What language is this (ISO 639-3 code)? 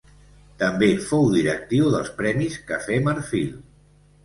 cat